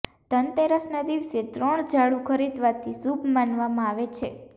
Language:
Gujarati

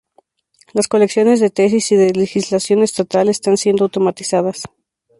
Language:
Spanish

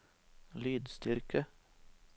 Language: Norwegian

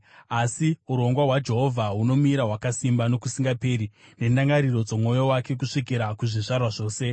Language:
Shona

